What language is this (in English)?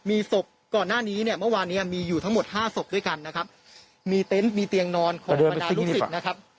Thai